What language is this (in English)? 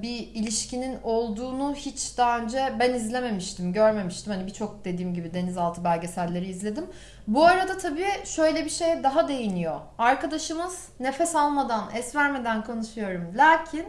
Turkish